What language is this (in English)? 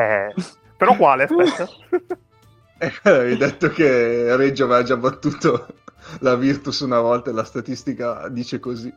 Italian